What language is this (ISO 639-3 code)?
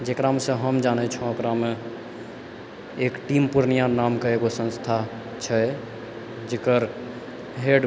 mai